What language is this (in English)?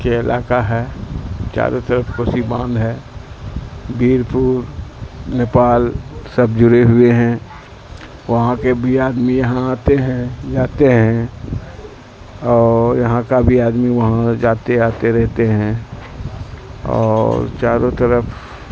Urdu